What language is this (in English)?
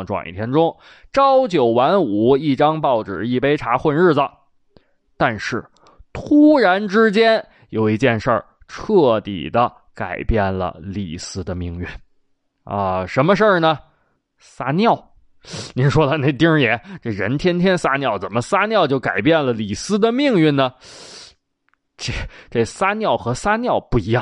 Chinese